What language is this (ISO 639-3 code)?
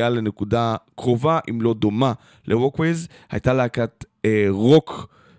heb